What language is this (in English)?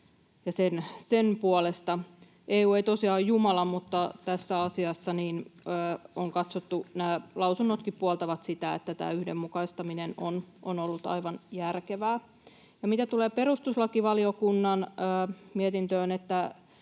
Finnish